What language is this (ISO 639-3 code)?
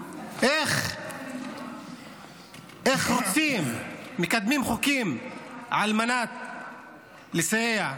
heb